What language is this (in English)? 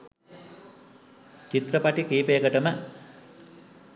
Sinhala